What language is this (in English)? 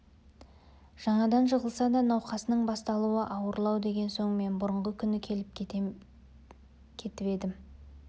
Kazakh